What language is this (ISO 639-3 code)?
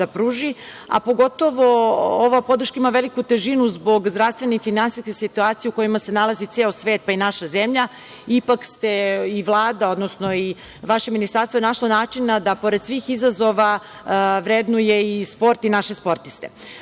srp